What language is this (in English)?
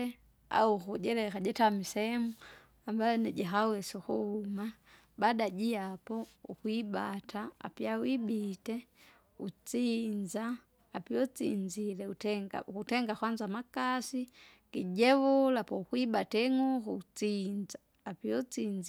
Kinga